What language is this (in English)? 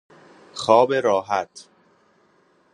Persian